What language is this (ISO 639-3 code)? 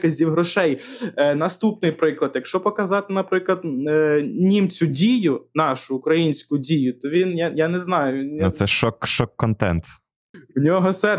ukr